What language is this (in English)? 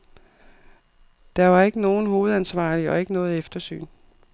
Danish